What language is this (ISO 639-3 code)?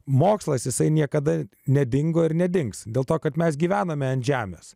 lit